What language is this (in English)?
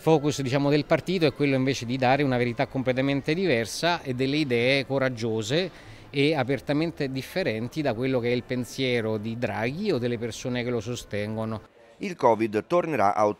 Italian